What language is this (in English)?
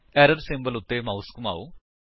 Punjabi